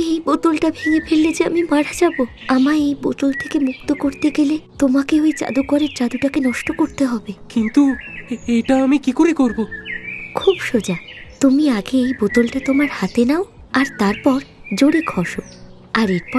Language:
Bangla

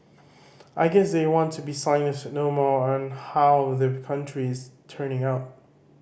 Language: English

